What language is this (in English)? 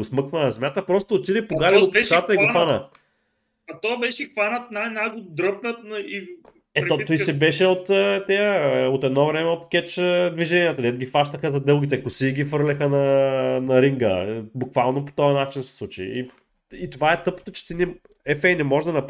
Bulgarian